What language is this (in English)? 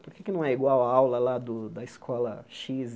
Portuguese